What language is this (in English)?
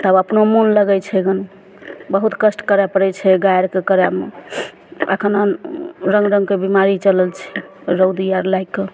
Maithili